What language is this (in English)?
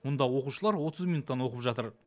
Kazakh